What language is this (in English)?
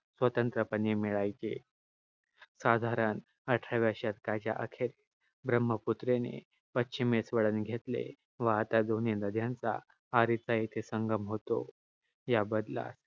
Marathi